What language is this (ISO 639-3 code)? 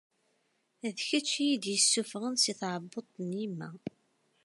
kab